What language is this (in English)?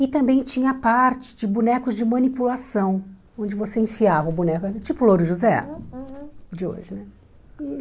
Portuguese